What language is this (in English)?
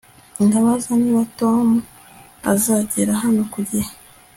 Kinyarwanda